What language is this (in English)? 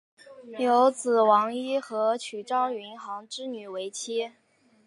Chinese